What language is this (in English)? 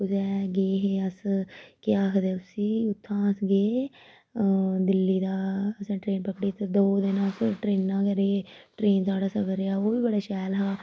Dogri